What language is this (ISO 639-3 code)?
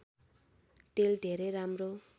nep